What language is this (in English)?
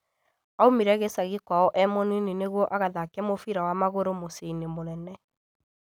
Kikuyu